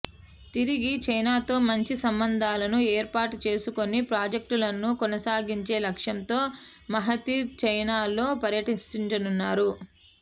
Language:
Telugu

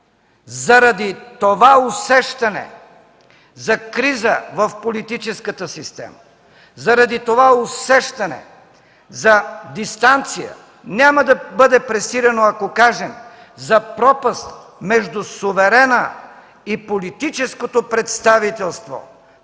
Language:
Bulgarian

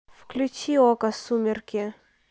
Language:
Russian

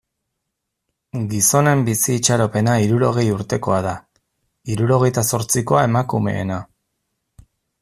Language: Basque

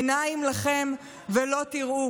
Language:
Hebrew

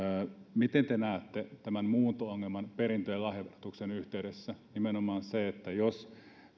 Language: Finnish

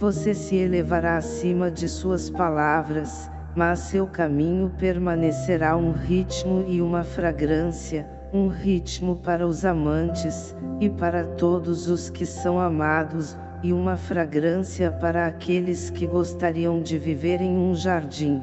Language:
Portuguese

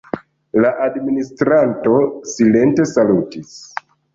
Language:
Esperanto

